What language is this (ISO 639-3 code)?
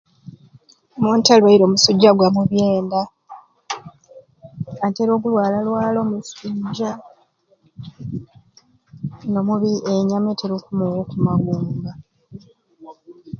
ruc